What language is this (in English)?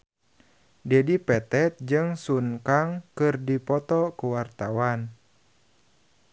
Sundanese